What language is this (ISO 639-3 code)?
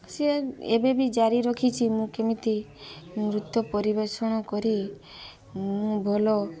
ori